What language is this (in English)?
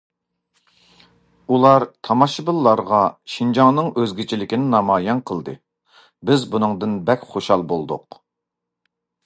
Uyghur